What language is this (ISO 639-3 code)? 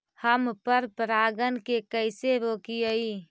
mag